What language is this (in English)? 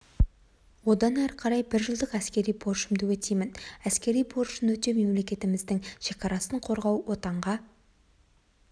Kazakh